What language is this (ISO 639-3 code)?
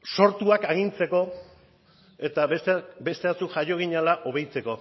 eus